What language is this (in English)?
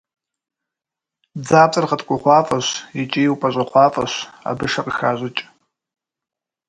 Kabardian